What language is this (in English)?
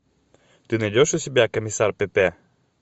Russian